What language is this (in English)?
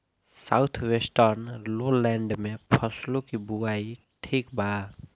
Bhojpuri